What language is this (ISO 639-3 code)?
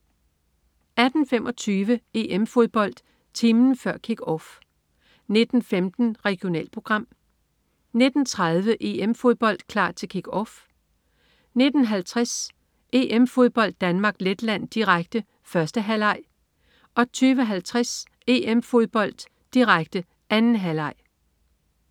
dan